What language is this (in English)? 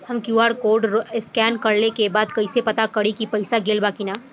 Bhojpuri